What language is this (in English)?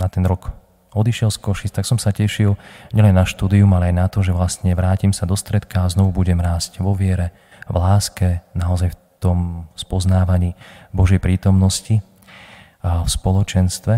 Slovak